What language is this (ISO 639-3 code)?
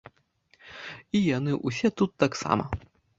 bel